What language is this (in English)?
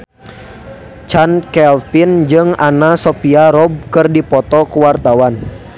Sundanese